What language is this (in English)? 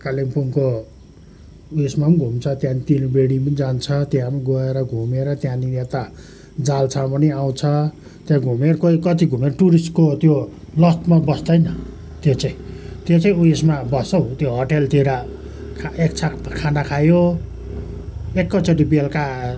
Nepali